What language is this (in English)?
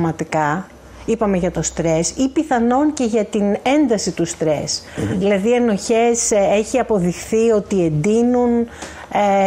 Greek